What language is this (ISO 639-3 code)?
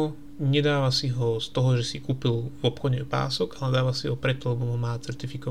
slk